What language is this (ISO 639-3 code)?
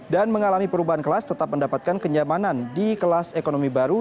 ind